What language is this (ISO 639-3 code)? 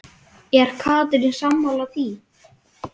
isl